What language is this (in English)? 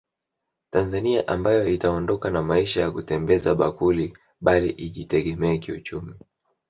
Swahili